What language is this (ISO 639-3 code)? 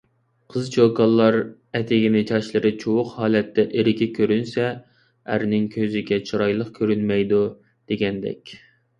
uig